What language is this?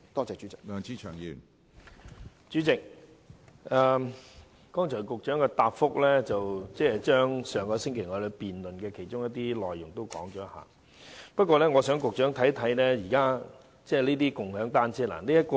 Cantonese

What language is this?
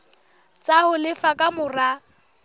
Southern Sotho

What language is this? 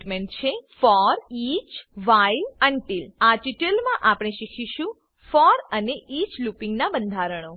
Gujarati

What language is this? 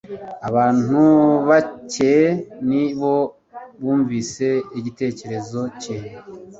Kinyarwanda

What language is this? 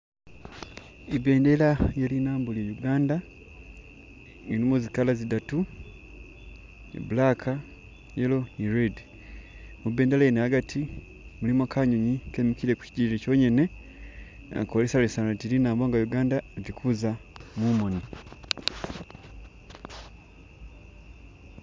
Masaaba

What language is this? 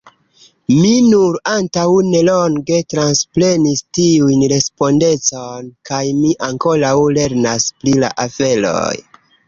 Esperanto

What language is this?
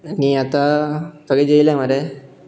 Konkani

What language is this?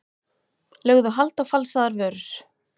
Icelandic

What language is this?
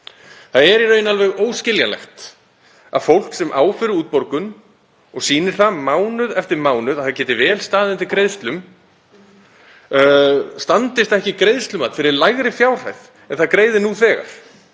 Icelandic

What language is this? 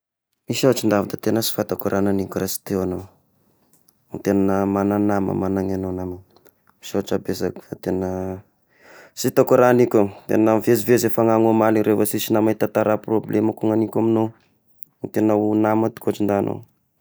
Tesaka Malagasy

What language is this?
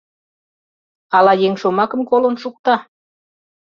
Mari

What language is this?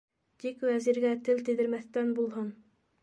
Bashkir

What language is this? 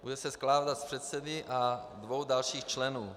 Czech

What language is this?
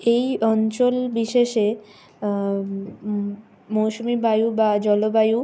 Bangla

